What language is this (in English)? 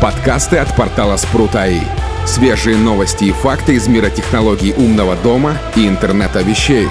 Russian